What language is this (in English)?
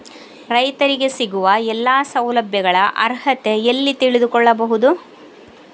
Kannada